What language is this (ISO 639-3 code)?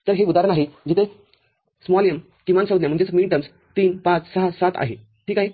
mar